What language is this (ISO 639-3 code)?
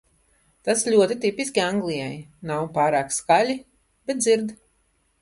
lav